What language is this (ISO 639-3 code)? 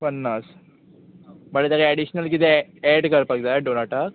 kok